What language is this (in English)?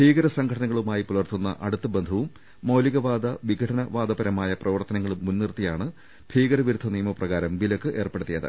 Malayalam